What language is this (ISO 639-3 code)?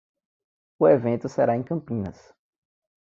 por